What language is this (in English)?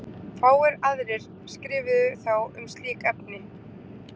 Icelandic